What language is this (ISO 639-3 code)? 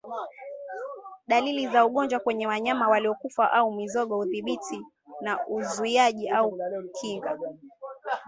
swa